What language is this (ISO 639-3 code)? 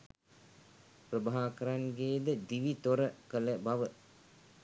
sin